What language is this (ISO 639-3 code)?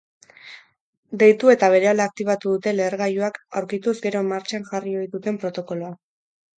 eus